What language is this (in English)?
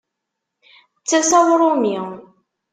Kabyle